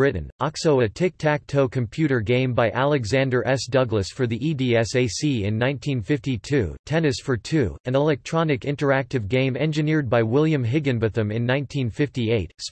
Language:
English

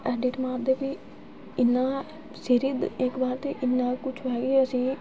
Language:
Dogri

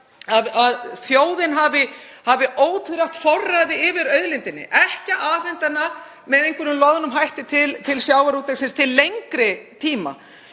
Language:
Icelandic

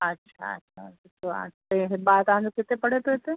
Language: Sindhi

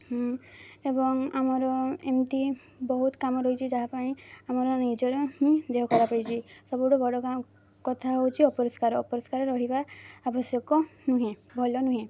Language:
Odia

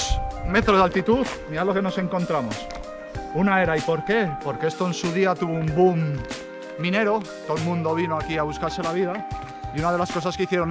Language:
Spanish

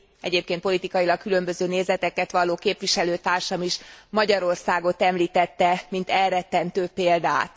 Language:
Hungarian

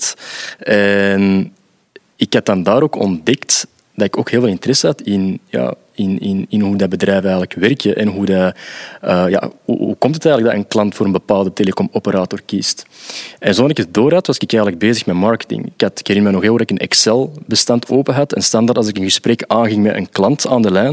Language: Dutch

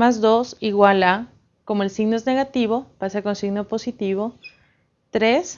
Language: Spanish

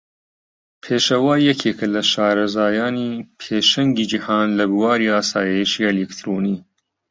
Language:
Central Kurdish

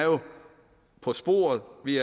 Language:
Danish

